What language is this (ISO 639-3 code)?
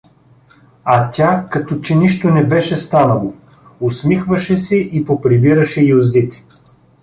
bul